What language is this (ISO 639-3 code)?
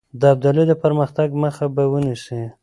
pus